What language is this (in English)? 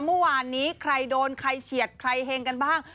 Thai